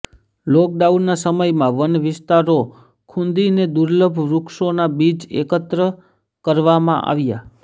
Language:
Gujarati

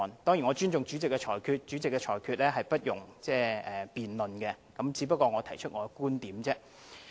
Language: Cantonese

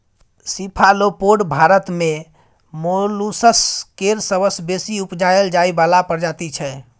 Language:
Maithili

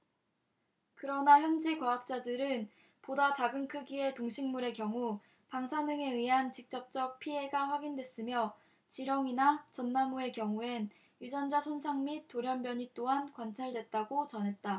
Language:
Korean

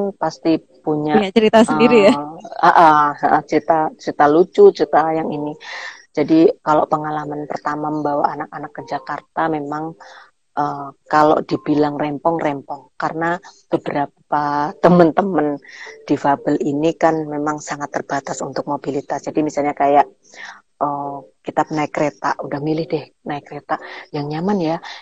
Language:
Indonesian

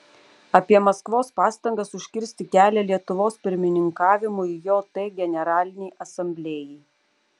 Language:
Lithuanian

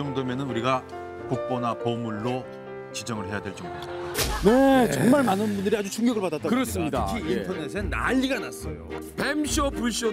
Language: Korean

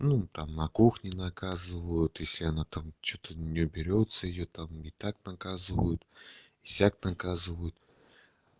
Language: Russian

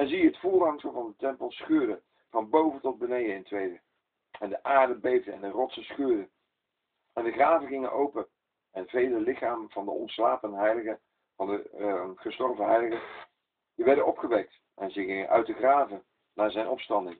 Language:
Dutch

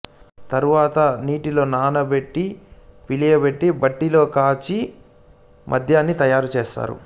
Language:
Telugu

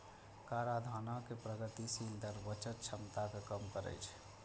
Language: Maithili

